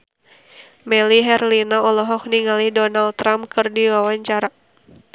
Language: Sundanese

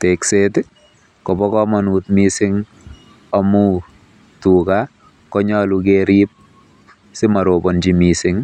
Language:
Kalenjin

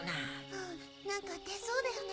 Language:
Japanese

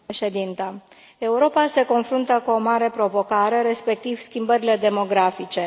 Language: Romanian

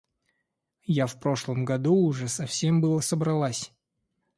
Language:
Russian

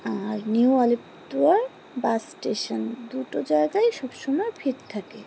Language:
Bangla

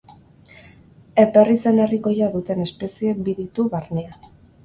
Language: Basque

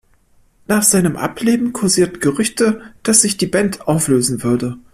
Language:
German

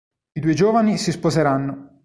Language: Italian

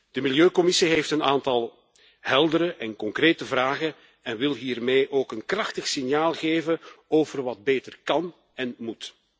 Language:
Dutch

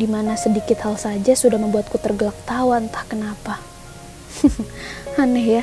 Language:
Indonesian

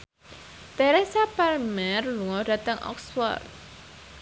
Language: Javanese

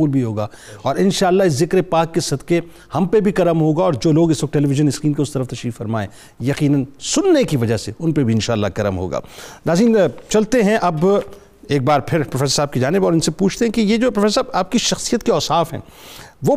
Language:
Urdu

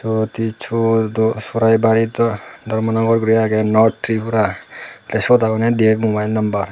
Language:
Chakma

